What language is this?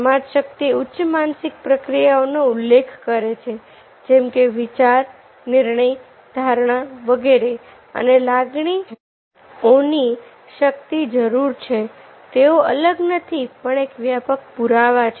Gujarati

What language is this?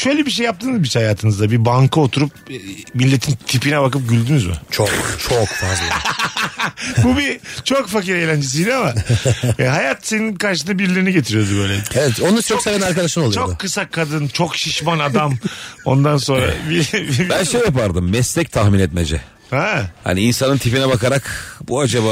Turkish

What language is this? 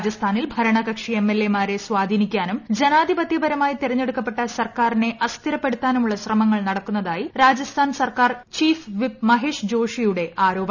Malayalam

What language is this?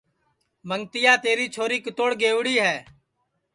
Sansi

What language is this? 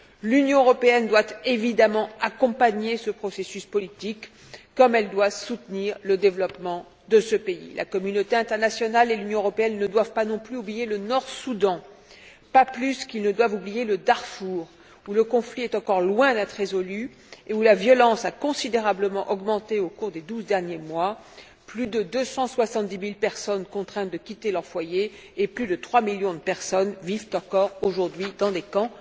French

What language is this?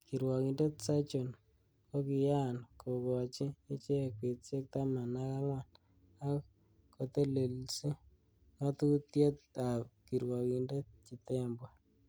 Kalenjin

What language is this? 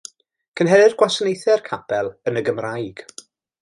Welsh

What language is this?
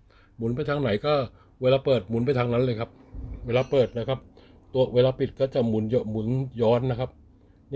Thai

